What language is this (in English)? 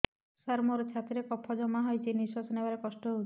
Odia